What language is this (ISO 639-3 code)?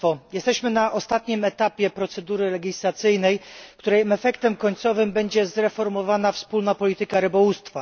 pol